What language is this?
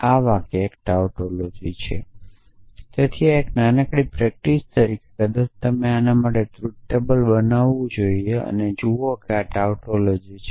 Gujarati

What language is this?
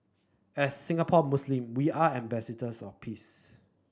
English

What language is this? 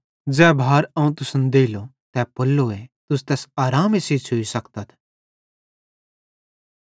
Bhadrawahi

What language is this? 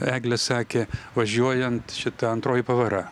Lithuanian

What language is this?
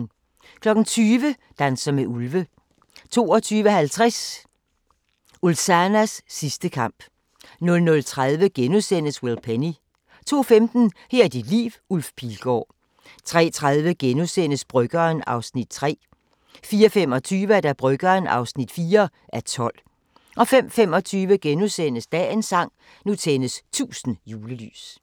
Danish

